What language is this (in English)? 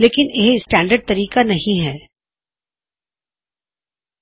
Punjabi